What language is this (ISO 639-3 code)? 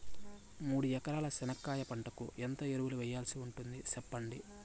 tel